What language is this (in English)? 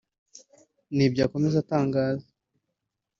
Kinyarwanda